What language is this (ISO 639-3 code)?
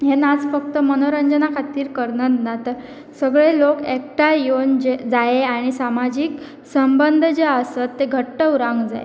kok